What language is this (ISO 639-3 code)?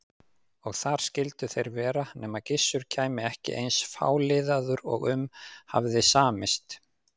isl